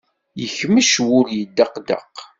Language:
Kabyle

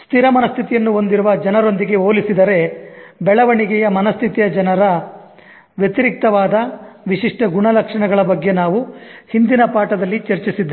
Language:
Kannada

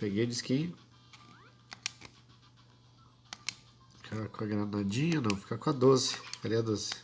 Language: Portuguese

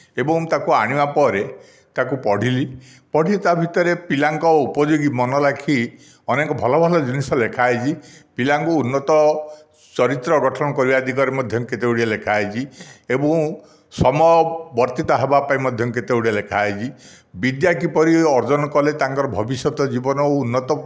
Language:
Odia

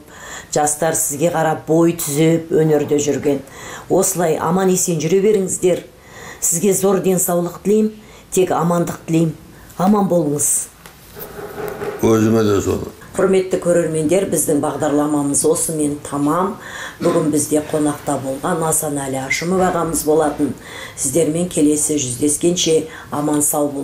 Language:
Turkish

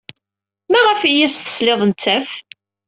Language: Kabyle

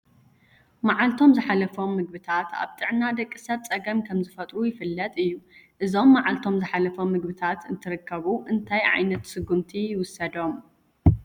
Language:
Tigrinya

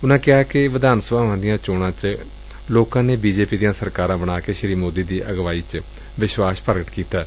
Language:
Punjabi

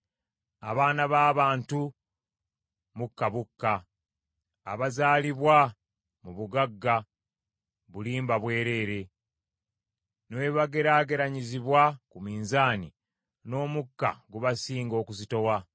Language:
Ganda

